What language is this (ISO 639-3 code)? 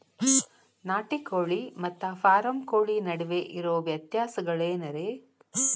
kan